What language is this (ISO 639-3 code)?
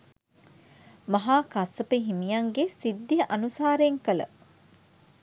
sin